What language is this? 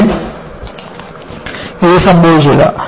Malayalam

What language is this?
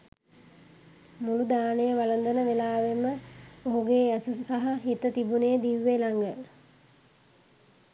Sinhala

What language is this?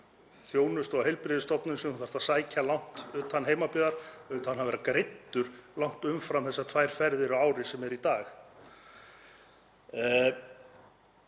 Icelandic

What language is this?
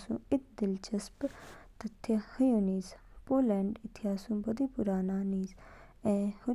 Kinnauri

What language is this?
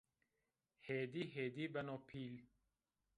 Zaza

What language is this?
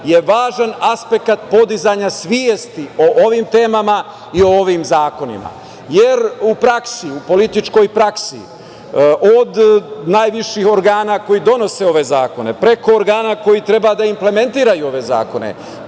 Serbian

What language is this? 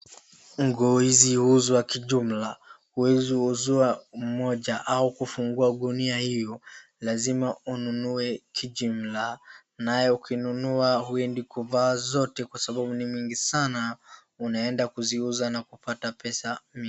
Swahili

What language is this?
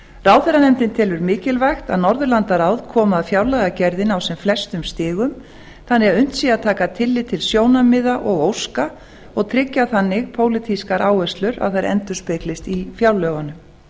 Icelandic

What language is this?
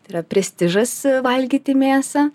Lithuanian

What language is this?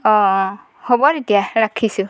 Assamese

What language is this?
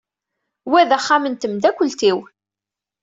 Kabyle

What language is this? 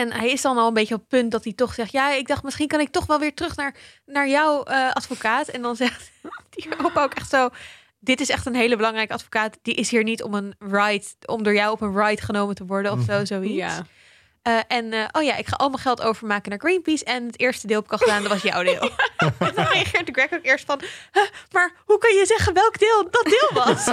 Dutch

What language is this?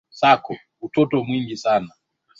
Swahili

